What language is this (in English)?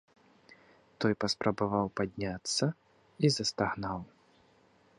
Belarusian